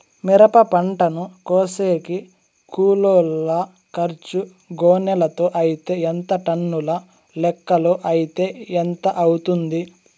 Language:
Telugu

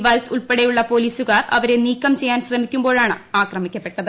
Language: Malayalam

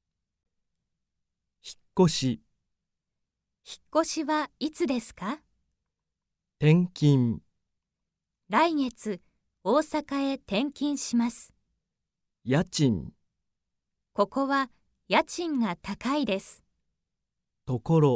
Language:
Japanese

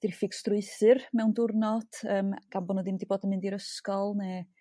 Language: Welsh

